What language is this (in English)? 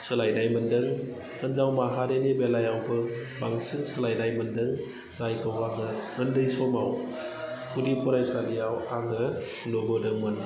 Bodo